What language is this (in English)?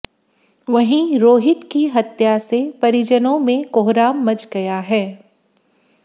Hindi